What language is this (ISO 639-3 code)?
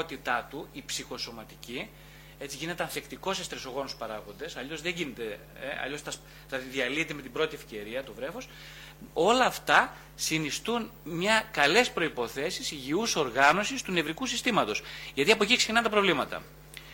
ell